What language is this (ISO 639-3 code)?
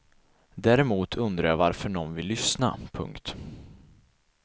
swe